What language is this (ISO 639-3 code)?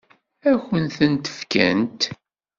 kab